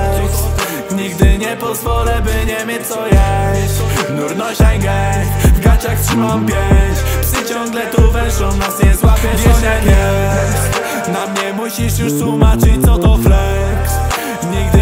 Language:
Polish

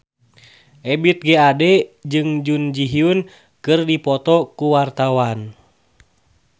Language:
Sundanese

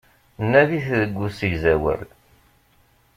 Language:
Kabyle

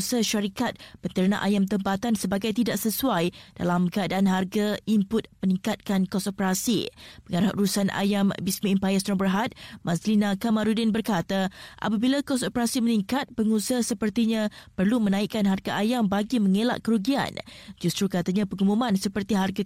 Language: Malay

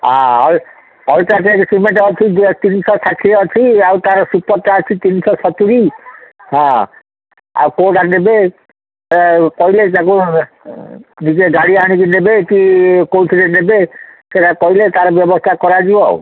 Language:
Odia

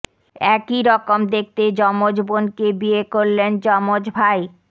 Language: Bangla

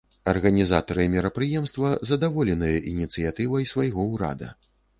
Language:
Belarusian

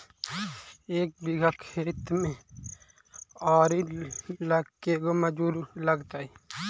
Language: Magahi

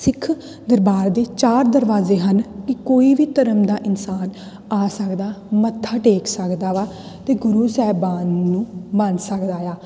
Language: Punjabi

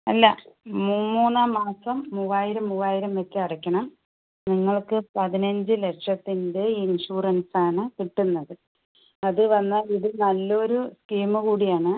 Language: Malayalam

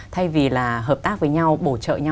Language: Vietnamese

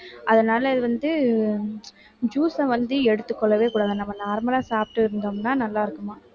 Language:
Tamil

